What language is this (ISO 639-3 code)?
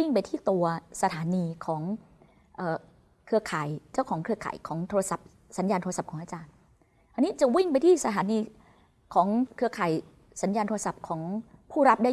tha